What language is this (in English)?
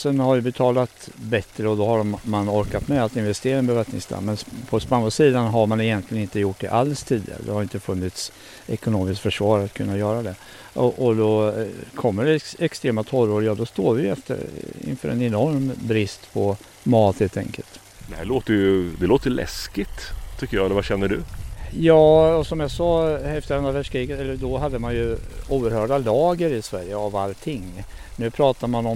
Swedish